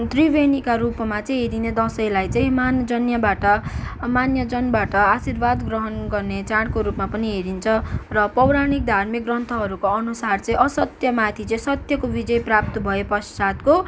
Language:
Nepali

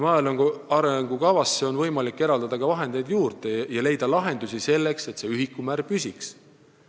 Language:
Estonian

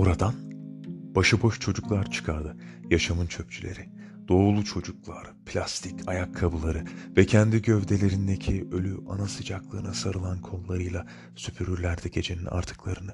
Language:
Turkish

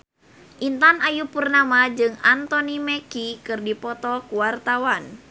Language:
Sundanese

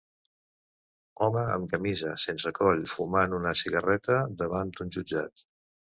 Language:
Catalan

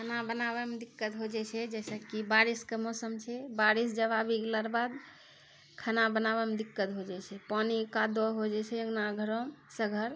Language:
Maithili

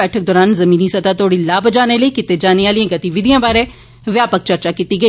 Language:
Dogri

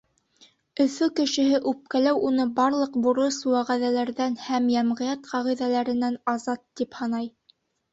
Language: Bashkir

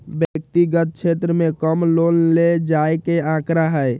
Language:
Magahi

